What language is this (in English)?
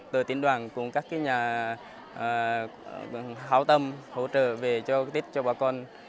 Vietnamese